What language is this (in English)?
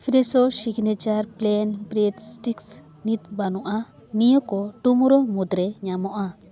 Santali